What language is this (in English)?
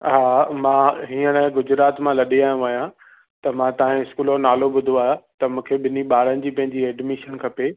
Sindhi